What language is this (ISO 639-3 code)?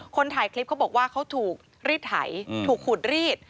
tha